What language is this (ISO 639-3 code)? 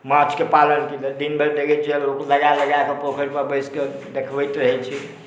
mai